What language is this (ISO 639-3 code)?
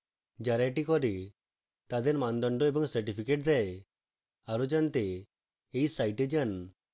ben